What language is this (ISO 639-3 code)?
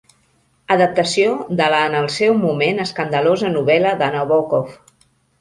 cat